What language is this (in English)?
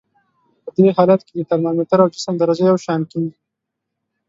Pashto